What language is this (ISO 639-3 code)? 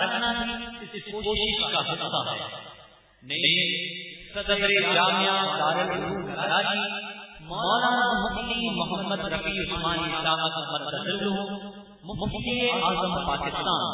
urd